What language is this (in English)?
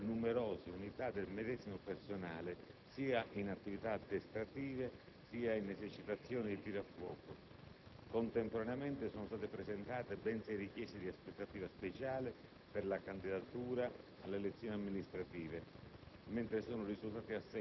Italian